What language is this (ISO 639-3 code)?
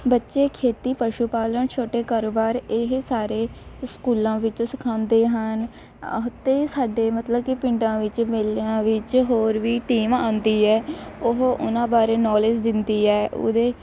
pan